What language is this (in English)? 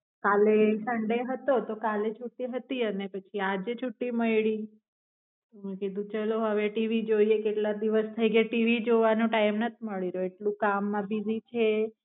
Gujarati